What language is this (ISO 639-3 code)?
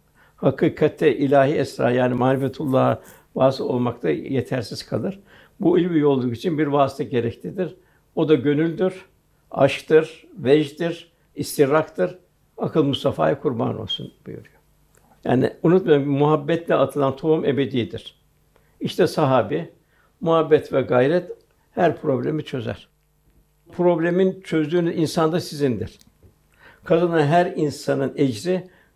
tur